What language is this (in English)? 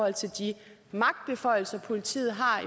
Danish